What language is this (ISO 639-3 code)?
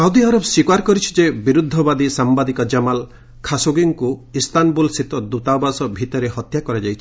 ori